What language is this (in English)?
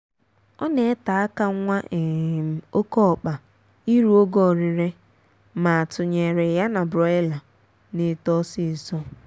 Igbo